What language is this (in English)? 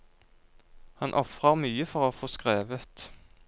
Norwegian